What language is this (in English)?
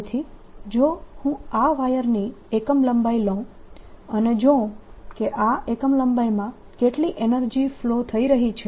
Gujarati